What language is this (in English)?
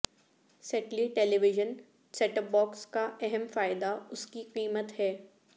Urdu